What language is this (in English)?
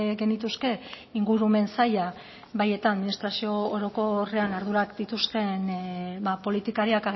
Basque